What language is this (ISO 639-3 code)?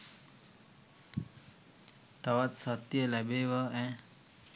sin